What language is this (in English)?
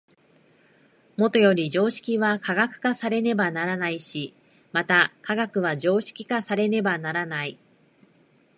Japanese